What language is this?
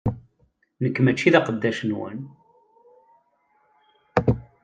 Kabyle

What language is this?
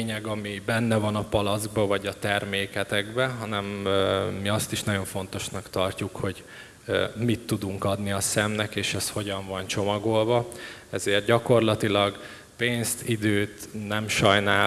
Hungarian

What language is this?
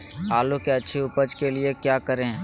Magahi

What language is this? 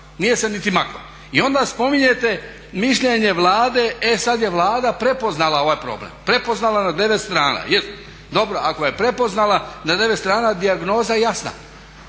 Croatian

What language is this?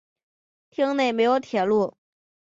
Chinese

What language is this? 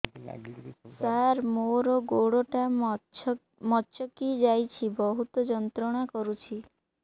Odia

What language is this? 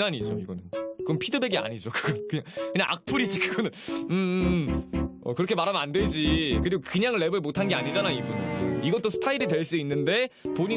Korean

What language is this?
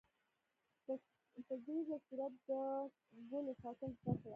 Pashto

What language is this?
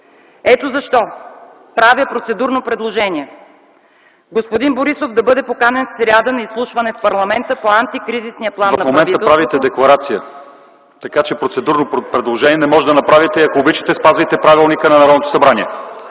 Bulgarian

